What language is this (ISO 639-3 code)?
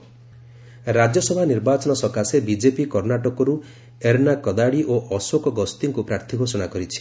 ori